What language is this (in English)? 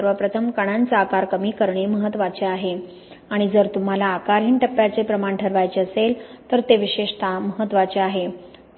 Marathi